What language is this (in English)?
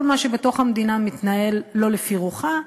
Hebrew